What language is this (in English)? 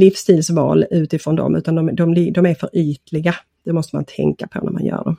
Swedish